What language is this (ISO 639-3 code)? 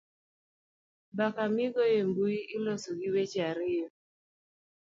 luo